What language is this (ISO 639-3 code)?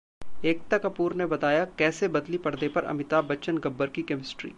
hin